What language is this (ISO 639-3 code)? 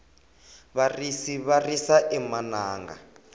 tso